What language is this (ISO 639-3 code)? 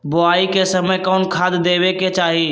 mag